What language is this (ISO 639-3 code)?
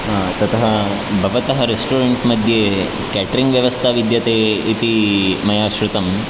san